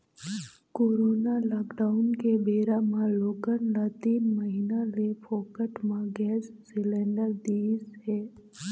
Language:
Chhattisgarhi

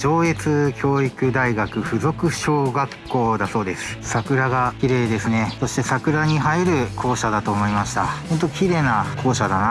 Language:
Japanese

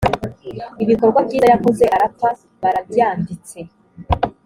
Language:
Kinyarwanda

